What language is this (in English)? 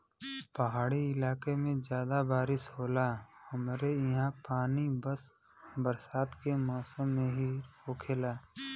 Bhojpuri